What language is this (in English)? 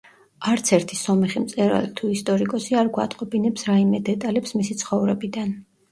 Georgian